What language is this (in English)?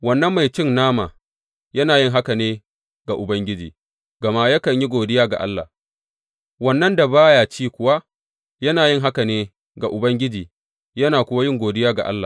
Hausa